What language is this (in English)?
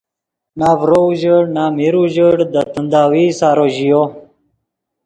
Yidgha